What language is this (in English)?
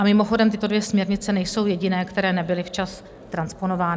Czech